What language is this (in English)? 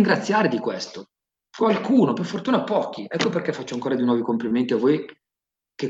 Italian